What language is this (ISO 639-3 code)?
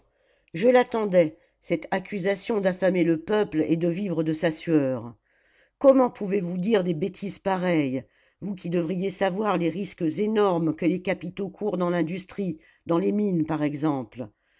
fra